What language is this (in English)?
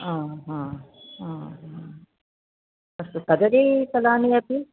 Sanskrit